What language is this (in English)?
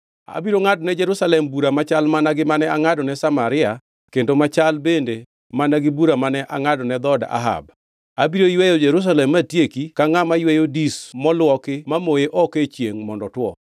Luo (Kenya and Tanzania)